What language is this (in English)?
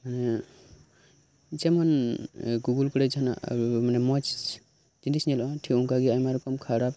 Santali